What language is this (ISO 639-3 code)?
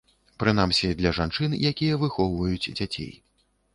bel